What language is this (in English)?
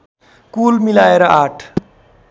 Nepali